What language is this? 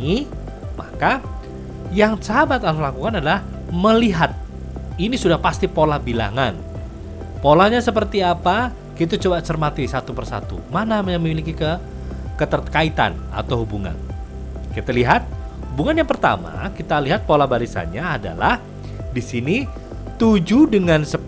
Indonesian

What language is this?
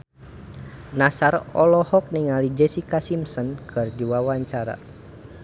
Sundanese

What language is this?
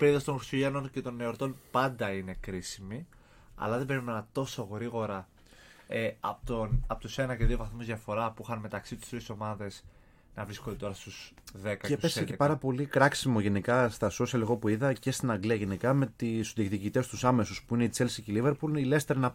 Greek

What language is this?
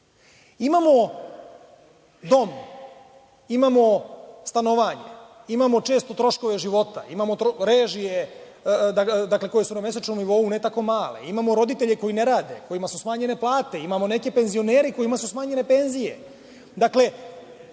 Serbian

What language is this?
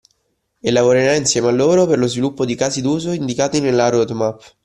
Italian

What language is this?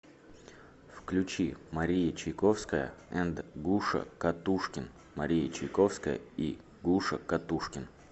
Russian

